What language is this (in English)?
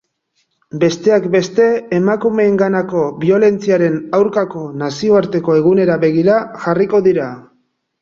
Basque